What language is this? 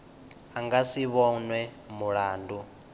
Venda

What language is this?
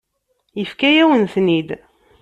Kabyle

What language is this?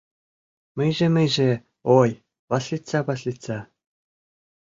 Mari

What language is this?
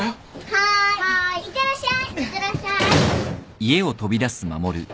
Japanese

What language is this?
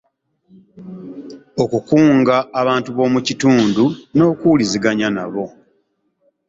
Ganda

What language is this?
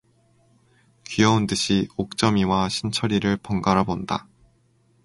Korean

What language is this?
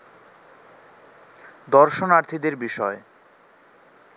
Bangla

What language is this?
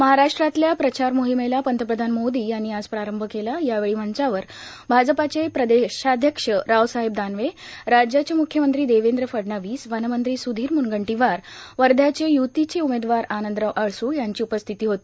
Marathi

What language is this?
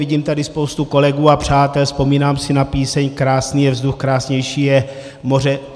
Czech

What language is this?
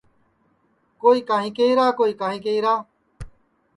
Sansi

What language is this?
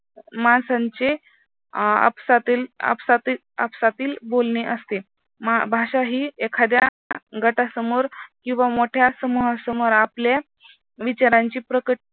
Marathi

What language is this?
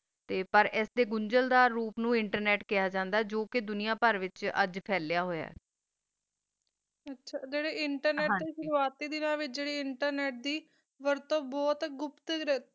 Punjabi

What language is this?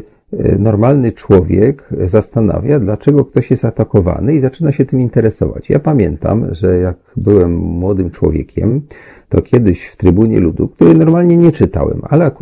Polish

